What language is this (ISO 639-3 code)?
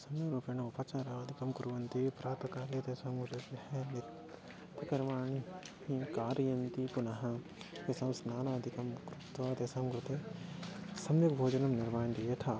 san